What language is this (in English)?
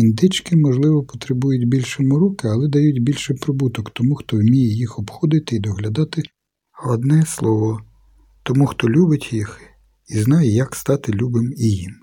Ukrainian